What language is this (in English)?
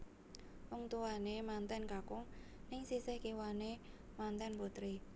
Javanese